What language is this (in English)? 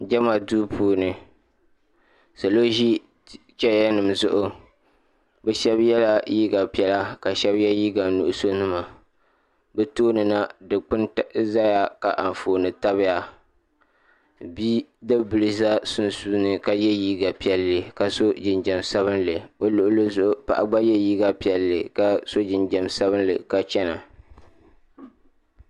Dagbani